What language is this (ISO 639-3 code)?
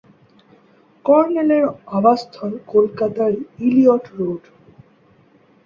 ben